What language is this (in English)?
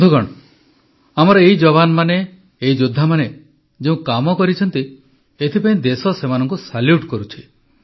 Odia